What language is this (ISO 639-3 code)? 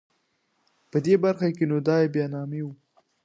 pus